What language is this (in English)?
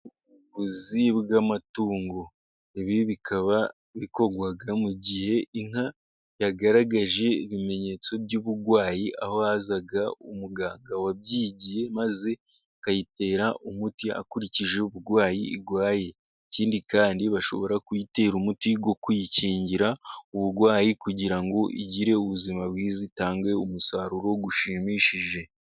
Kinyarwanda